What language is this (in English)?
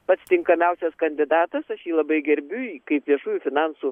Lithuanian